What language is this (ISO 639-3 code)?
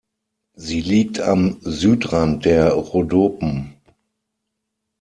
deu